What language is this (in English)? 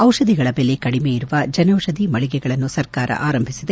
Kannada